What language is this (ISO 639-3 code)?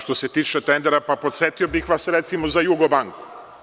srp